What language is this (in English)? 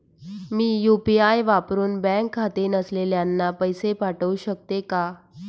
Marathi